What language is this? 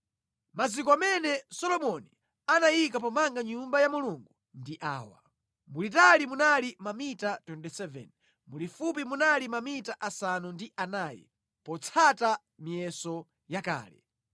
Nyanja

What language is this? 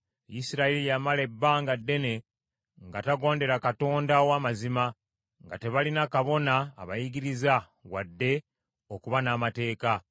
Ganda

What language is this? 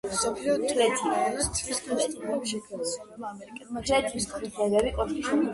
Georgian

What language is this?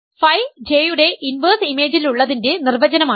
Malayalam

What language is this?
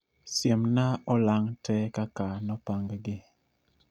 Luo (Kenya and Tanzania)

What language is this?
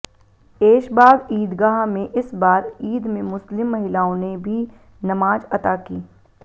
Hindi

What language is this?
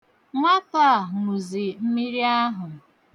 Igbo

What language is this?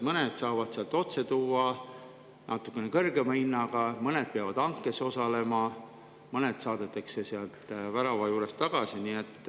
Estonian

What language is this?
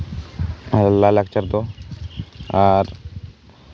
Santali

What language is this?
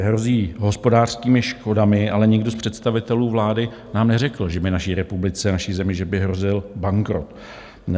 Czech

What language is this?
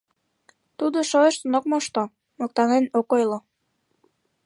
Mari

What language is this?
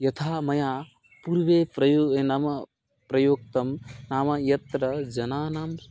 Sanskrit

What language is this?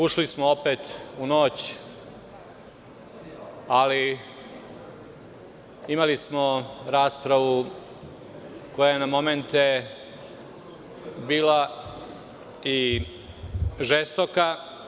Serbian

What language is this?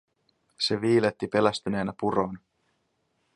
Finnish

